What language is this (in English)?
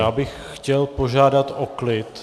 Czech